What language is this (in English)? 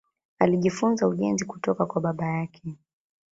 Swahili